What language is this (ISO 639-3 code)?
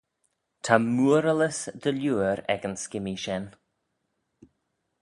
glv